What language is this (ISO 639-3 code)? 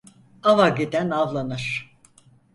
tur